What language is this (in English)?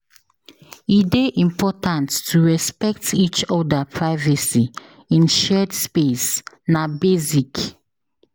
Nigerian Pidgin